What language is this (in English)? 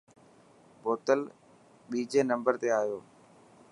Dhatki